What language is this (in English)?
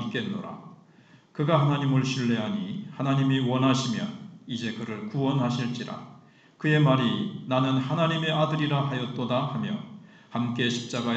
Korean